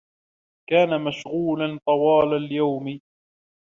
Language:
Arabic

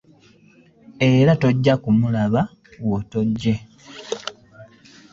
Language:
Ganda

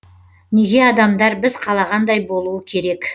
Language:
Kazakh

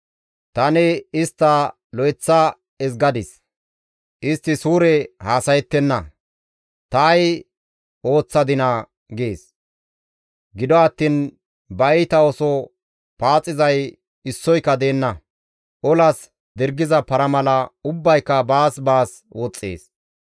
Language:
Gamo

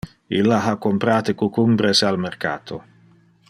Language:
Interlingua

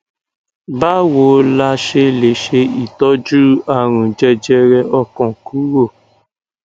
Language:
Yoruba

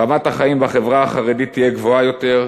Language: Hebrew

